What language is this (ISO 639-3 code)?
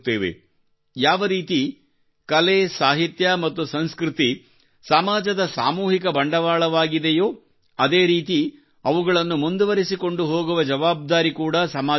kan